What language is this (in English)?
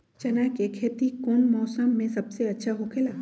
Magahi